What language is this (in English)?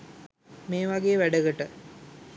Sinhala